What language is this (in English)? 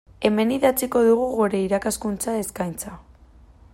Basque